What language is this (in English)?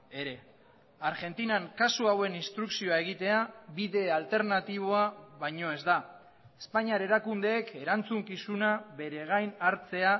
Basque